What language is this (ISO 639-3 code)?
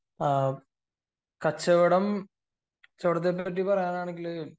mal